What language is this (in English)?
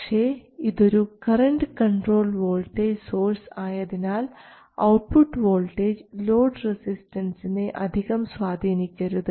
Malayalam